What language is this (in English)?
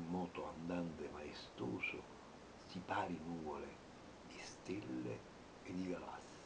Italian